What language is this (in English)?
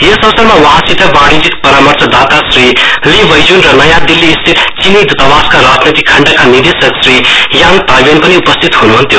Nepali